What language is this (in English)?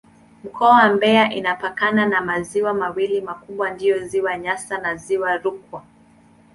Swahili